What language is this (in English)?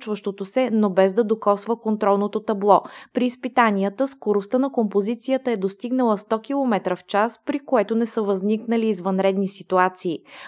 Bulgarian